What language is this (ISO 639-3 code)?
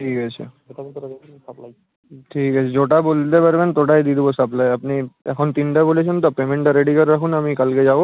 ben